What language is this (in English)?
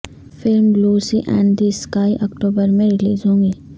Urdu